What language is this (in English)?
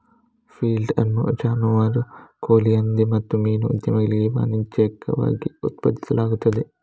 Kannada